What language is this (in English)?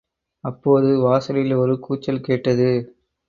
Tamil